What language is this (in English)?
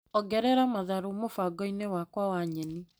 Kikuyu